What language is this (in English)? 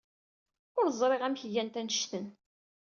Kabyle